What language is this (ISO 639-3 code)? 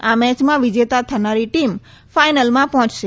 guj